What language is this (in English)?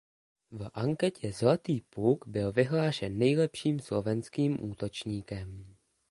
Czech